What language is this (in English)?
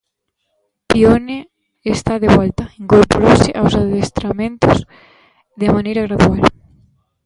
Galician